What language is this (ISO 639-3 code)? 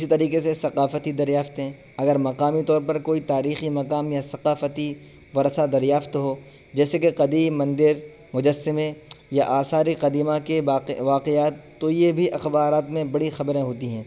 urd